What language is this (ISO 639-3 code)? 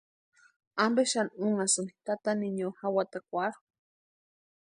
pua